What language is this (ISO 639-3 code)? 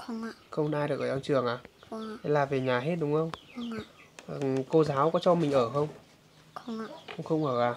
vie